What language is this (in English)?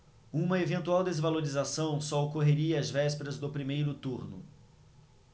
Portuguese